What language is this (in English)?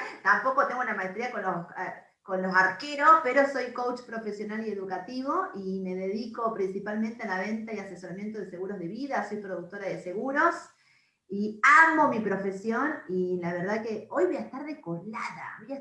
Spanish